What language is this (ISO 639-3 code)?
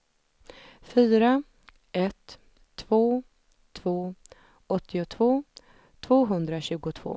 swe